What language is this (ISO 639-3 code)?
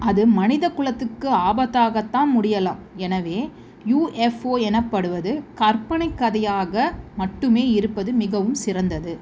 tam